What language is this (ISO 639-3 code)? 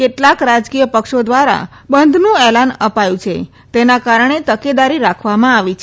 guj